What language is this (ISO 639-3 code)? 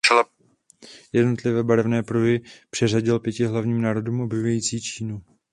ces